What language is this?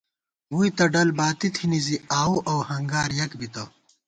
Gawar-Bati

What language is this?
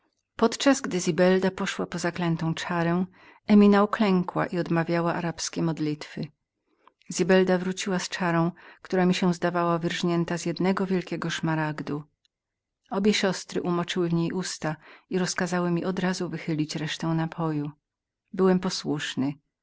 Polish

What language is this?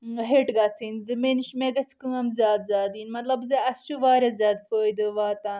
Kashmiri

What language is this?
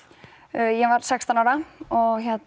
Icelandic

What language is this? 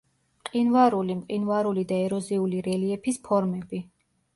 Georgian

